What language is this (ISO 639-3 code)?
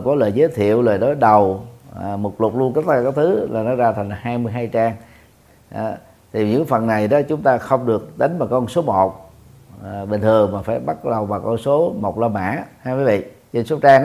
vie